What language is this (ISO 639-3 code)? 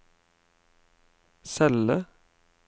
nor